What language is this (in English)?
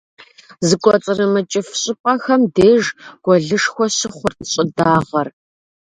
Kabardian